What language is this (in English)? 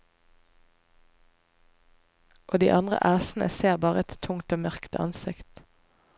Norwegian